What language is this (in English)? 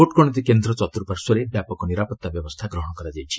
Odia